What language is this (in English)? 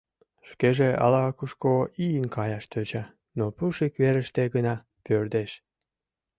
Mari